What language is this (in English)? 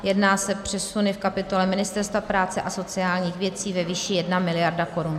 Czech